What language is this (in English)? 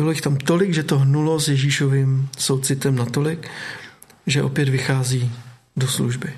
Czech